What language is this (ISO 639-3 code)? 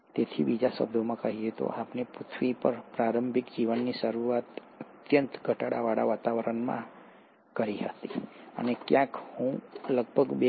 guj